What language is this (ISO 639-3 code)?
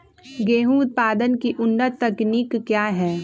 mag